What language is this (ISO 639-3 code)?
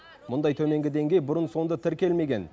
kaz